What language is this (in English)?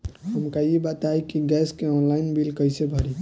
Bhojpuri